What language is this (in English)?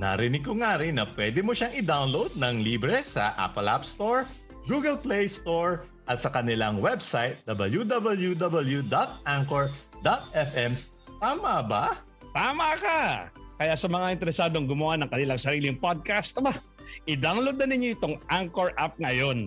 Filipino